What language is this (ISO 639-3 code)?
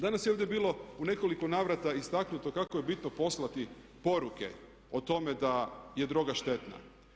hrv